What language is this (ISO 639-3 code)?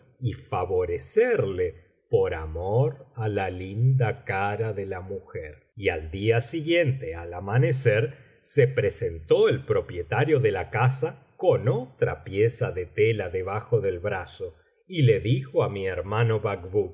spa